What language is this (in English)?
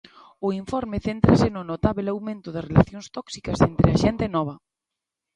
Galician